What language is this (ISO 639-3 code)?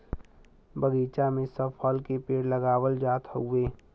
bho